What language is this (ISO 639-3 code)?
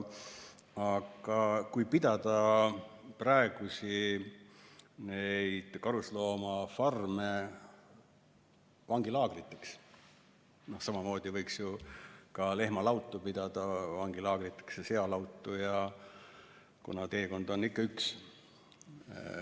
est